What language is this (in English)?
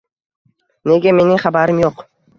Uzbek